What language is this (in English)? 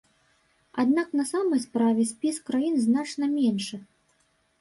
Belarusian